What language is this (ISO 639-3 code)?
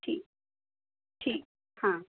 urd